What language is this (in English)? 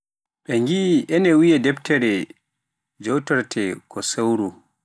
Pular